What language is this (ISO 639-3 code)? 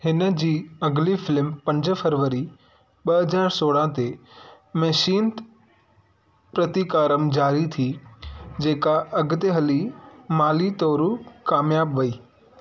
snd